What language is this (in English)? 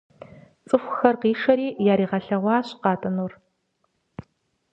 Kabardian